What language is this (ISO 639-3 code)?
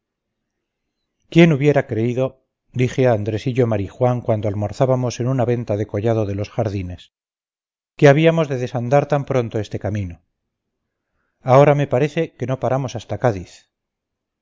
spa